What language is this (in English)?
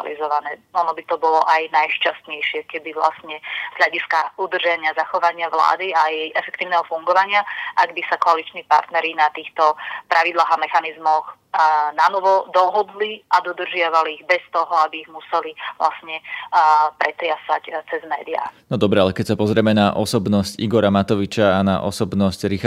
Slovak